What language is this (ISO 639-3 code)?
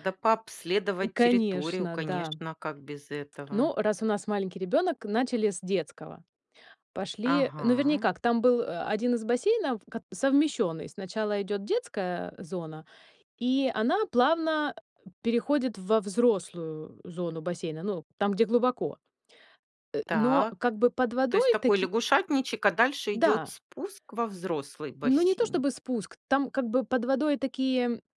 rus